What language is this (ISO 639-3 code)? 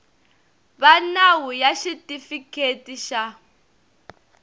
tso